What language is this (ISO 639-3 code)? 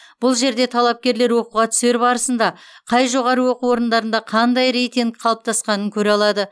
kaz